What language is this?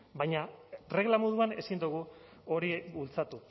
Basque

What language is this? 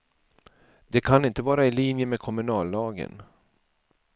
Swedish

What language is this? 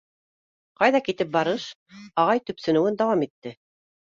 Bashkir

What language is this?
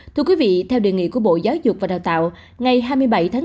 Vietnamese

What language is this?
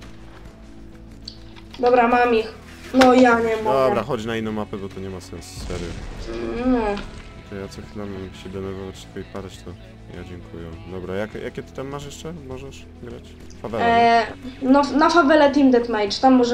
Polish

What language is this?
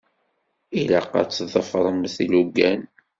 Kabyle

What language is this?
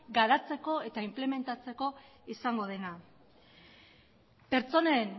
Basque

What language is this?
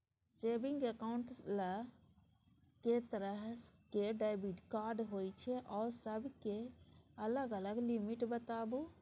Maithili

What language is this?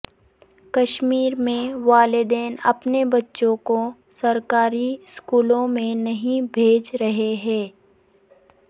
Urdu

